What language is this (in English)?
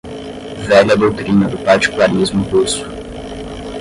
Portuguese